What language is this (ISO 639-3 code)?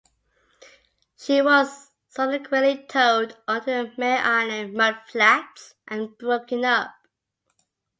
eng